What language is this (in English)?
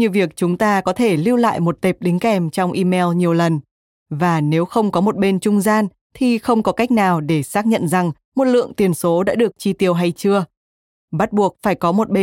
Vietnamese